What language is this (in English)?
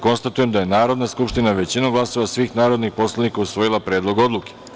Serbian